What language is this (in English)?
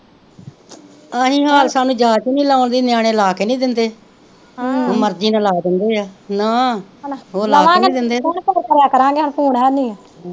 Punjabi